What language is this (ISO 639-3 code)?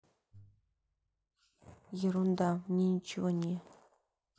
rus